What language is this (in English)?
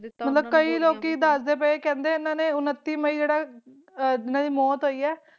Punjabi